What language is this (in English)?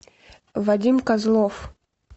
Russian